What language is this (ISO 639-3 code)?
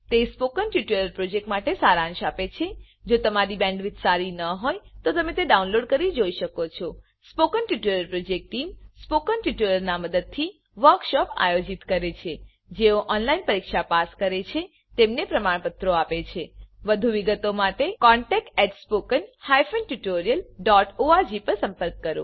guj